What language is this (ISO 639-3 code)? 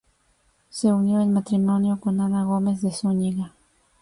spa